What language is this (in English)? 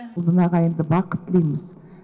Kazakh